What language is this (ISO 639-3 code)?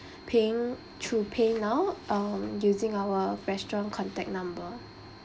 eng